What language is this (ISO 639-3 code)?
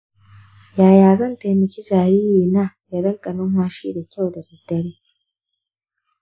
hau